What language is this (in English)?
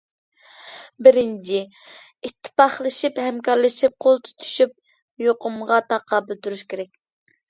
Uyghur